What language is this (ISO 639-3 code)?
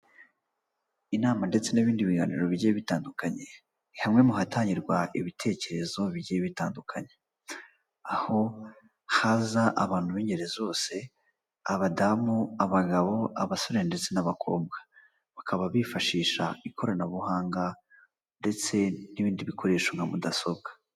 kin